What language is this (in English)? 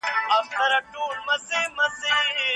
Pashto